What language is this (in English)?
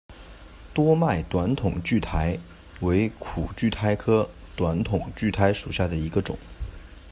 Chinese